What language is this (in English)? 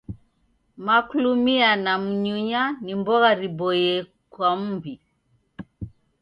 Taita